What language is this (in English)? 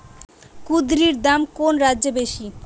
Bangla